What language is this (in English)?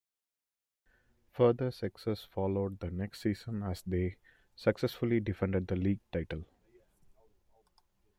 English